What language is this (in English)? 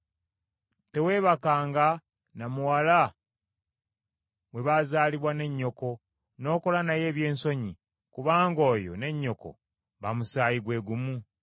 Ganda